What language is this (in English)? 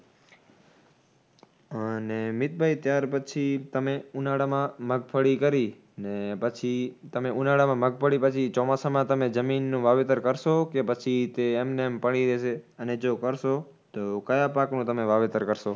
Gujarati